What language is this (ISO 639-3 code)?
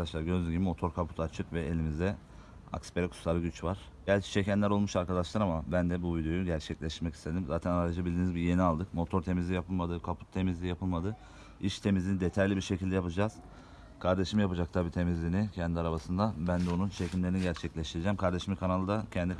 tur